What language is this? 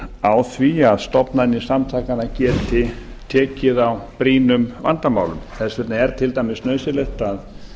Icelandic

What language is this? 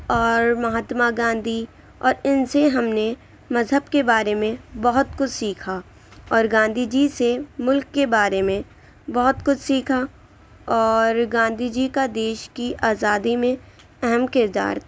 Urdu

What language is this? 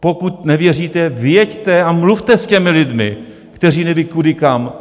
Czech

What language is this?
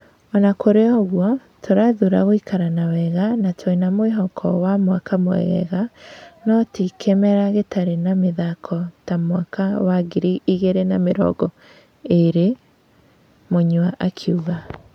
Kikuyu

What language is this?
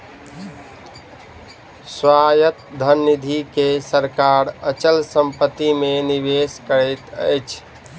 Maithili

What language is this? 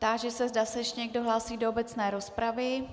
Czech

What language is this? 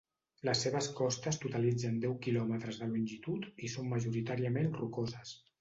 Catalan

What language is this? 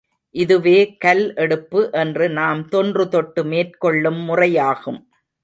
Tamil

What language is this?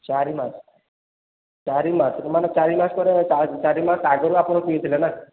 Odia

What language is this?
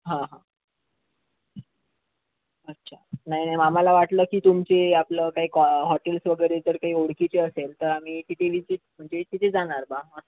Marathi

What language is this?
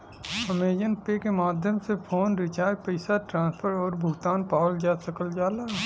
Bhojpuri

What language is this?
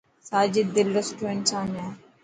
Dhatki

